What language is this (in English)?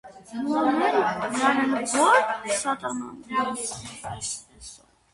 Armenian